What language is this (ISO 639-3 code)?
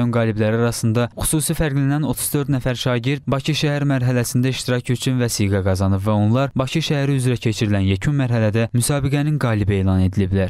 tur